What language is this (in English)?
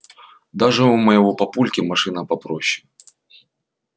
Russian